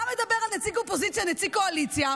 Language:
Hebrew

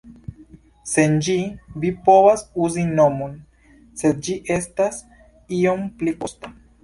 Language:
Esperanto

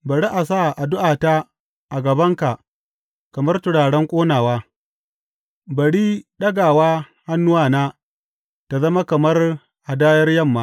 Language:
Hausa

